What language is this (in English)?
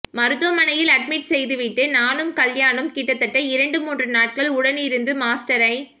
Tamil